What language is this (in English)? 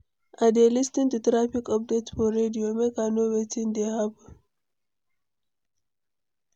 Nigerian Pidgin